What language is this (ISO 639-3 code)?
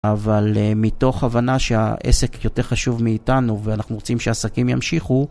heb